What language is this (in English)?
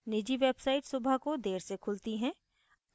Hindi